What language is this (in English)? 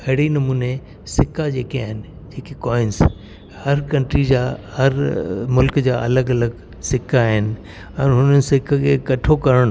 Sindhi